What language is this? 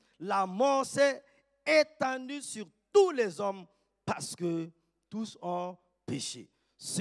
French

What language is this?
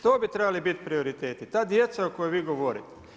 Croatian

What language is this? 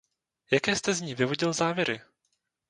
Czech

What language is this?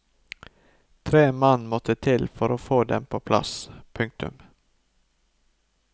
Norwegian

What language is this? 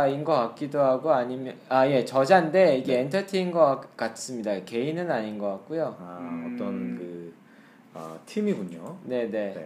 Korean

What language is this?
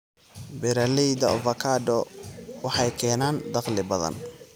Somali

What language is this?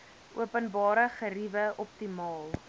Afrikaans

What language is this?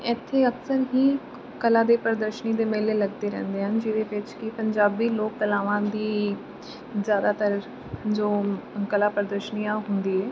Punjabi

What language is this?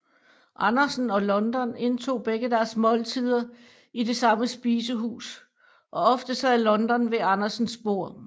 Danish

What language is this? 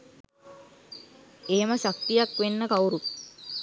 Sinhala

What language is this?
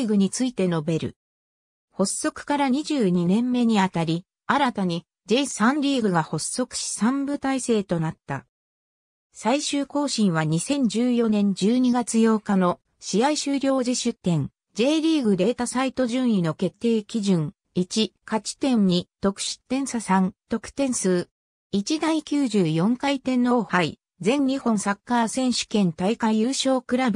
Japanese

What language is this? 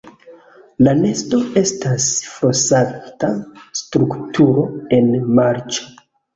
Esperanto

